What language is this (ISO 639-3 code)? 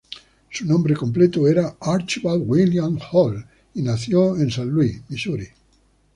spa